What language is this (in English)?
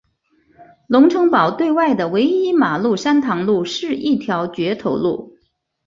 Chinese